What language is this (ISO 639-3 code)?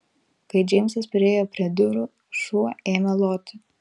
lit